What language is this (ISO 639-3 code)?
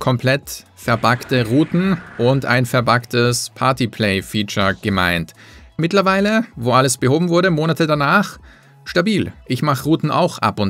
deu